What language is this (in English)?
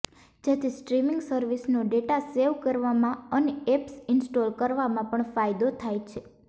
Gujarati